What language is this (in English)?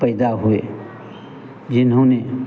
Hindi